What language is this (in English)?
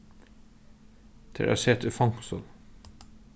Faroese